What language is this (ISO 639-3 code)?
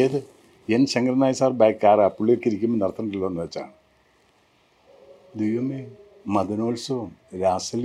mal